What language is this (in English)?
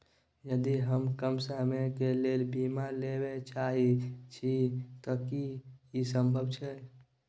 Maithili